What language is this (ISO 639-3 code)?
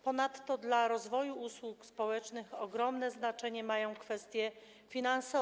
pol